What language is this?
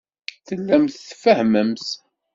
Kabyle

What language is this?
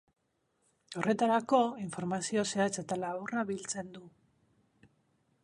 Basque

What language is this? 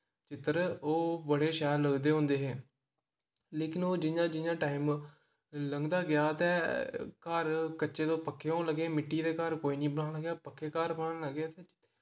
Dogri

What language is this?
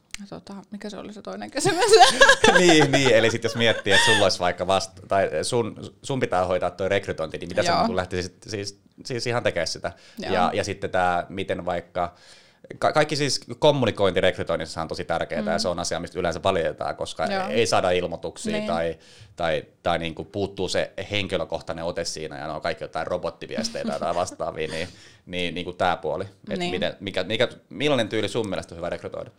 Finnish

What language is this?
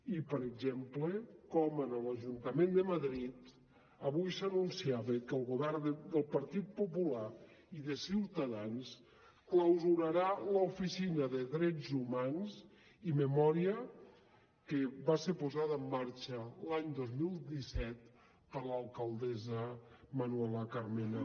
Catalan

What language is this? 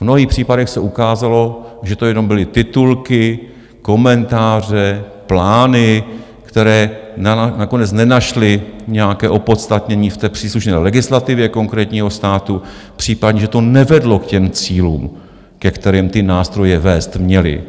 Czech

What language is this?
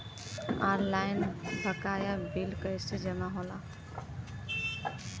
Bhojpuri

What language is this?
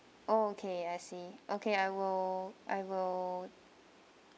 English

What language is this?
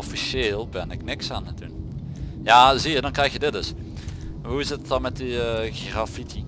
Dutch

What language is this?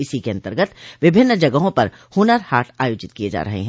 Hindi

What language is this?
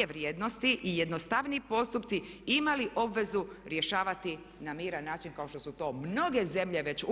Croatian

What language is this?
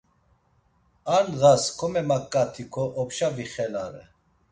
Laz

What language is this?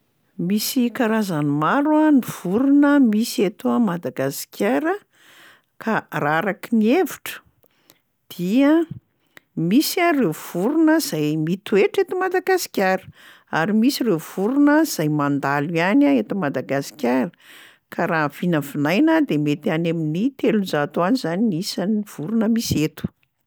Malagasy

